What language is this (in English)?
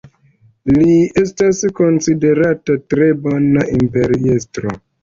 Esperanto